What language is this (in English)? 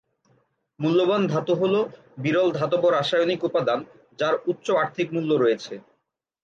Bangla